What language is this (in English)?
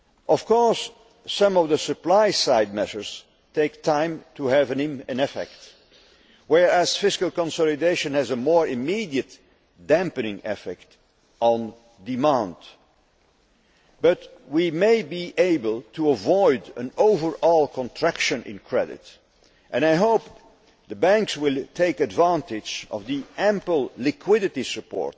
English